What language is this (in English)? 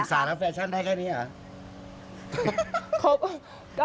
Thai